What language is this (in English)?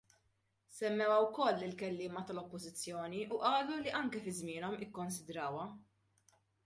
Maltese